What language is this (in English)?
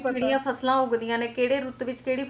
Punjabi